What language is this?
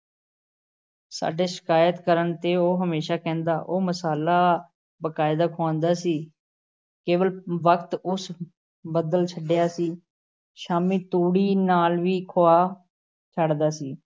Punjabi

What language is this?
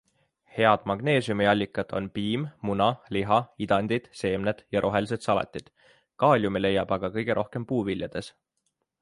Estonian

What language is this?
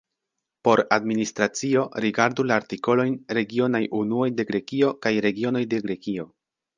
Esperanto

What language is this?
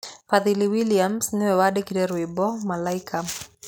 Kikuyu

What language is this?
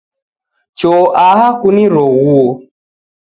Taita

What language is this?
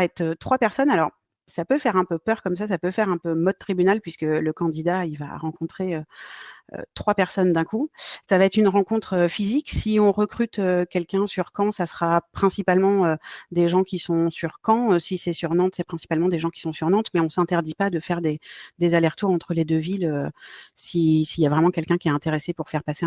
French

